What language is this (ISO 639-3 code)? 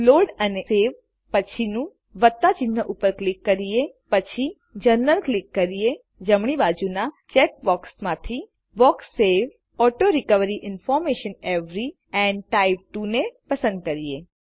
guj